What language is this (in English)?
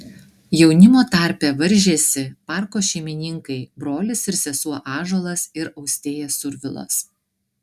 Lithuanian